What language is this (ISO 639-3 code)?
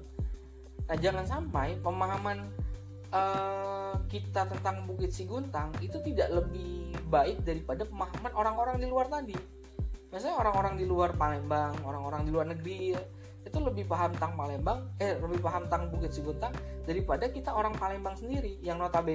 ind